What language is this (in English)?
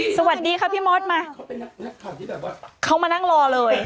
Thai